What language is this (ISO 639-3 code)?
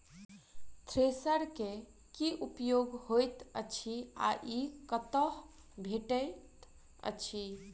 mai